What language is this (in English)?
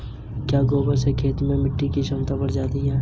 Hindi